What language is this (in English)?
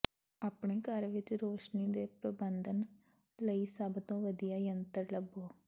Punjabi